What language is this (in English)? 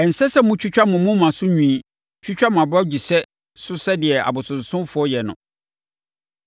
Akan